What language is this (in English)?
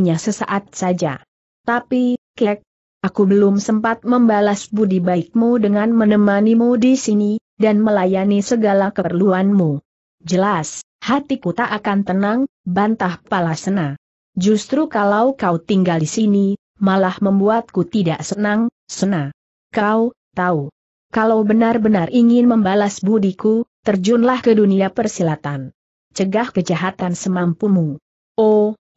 Indonesian